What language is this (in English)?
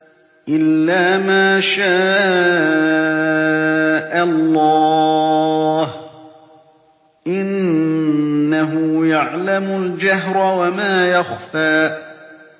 Arabic